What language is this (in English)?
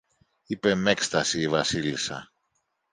Greek